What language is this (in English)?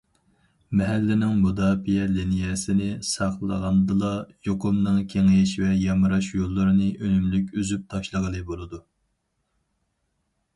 Uyghur